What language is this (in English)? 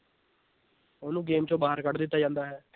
Punjabi